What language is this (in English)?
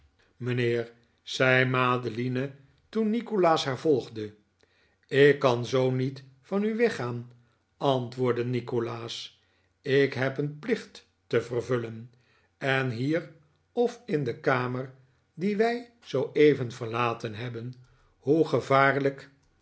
Dutch